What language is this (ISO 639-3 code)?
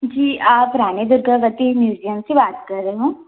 hin